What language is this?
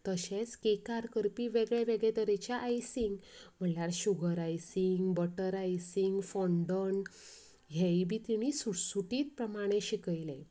Konkani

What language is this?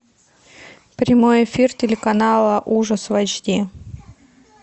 Russian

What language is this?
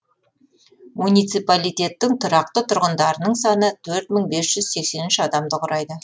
Kazakh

